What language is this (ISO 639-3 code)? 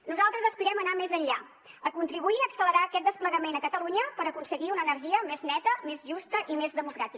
cat